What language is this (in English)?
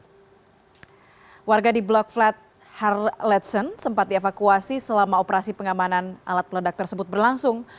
Indonesian